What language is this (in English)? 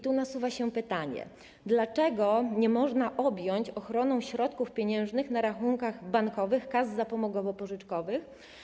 Polish